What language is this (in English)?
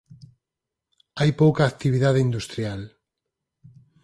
Galician